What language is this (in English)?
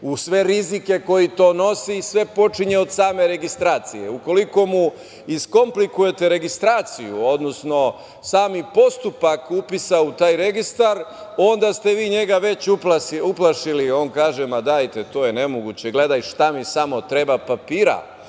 Serbian